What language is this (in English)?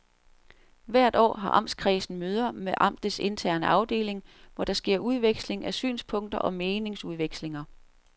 Danish